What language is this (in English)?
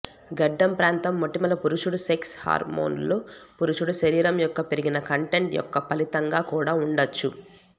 Telugu